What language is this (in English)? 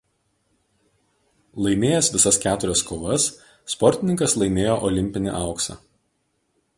Lithuanian